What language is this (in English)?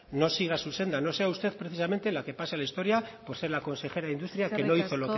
Spanish